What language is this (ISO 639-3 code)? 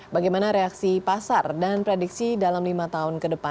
ind